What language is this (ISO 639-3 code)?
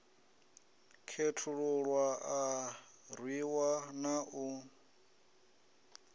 ven